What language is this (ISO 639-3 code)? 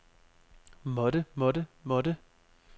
dan